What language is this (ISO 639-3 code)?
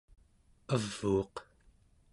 esu